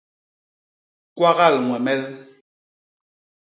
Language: Basaa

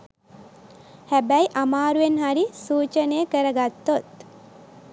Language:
Sinhala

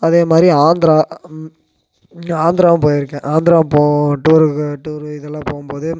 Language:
Tamil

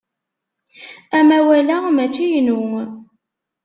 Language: Kabyle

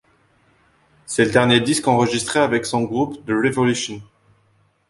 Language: French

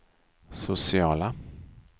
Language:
Swedish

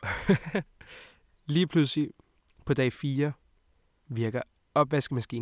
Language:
Danish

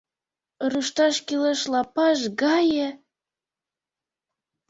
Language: Mari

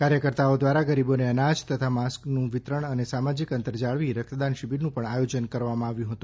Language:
Gujarati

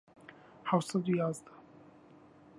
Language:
Central Kurdish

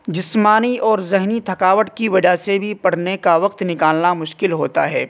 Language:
Urdu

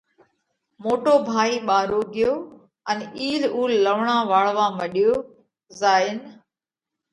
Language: Parkari Koli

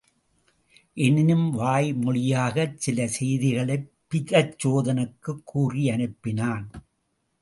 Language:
Tamil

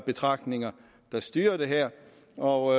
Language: Danish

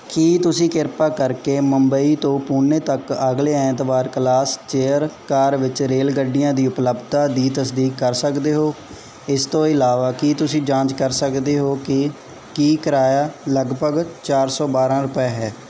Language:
Punjabi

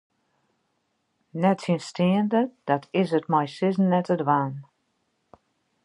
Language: Western Frisian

